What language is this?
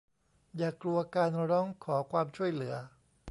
Thai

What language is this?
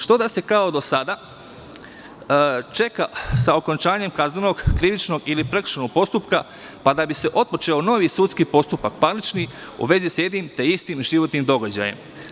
Serbian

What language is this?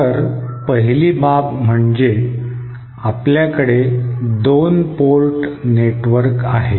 Marathi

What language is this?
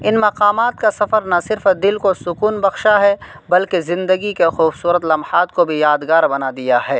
Urdu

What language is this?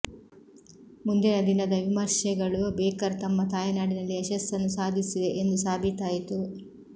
Kannada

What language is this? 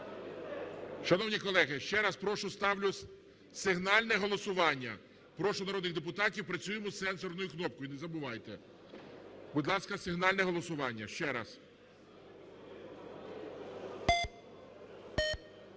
Ukrainian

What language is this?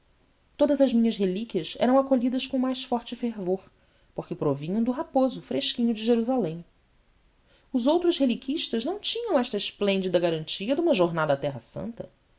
Portuguese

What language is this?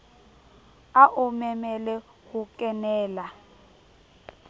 Southern Sotho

